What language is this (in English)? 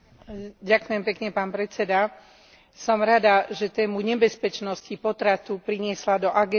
Slovak